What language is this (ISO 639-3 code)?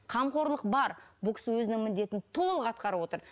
kaz